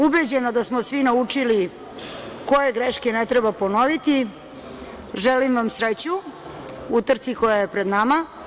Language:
Serbian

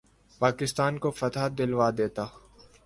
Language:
Urdu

